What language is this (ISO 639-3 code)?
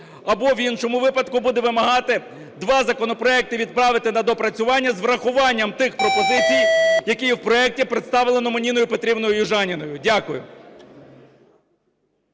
ukr